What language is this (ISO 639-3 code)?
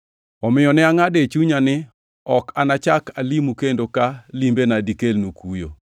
luo